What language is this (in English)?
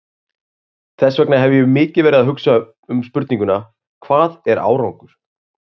Icelandic